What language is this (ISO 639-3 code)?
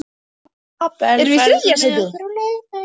isl